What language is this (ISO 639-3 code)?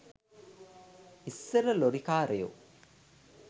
sin